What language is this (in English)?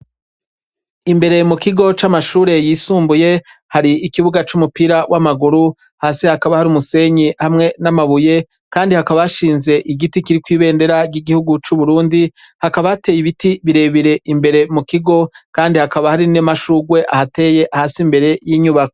Rundi